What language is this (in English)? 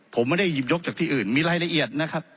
Thai